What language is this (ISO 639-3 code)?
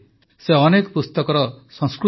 ori